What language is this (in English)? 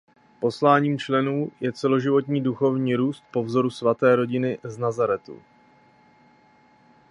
Czech